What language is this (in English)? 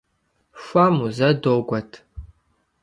Kabardian